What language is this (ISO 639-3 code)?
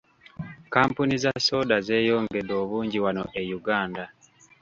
lug